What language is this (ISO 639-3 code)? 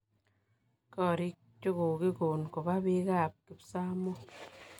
kln